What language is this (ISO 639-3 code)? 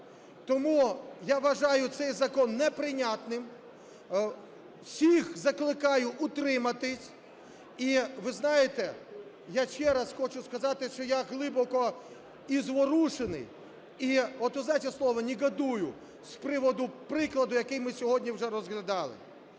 ukr